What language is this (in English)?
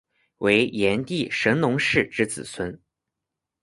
Chinese